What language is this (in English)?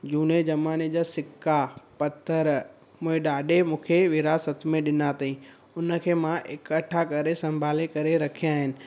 Sindhi